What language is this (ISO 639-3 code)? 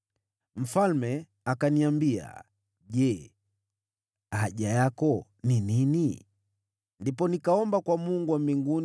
swa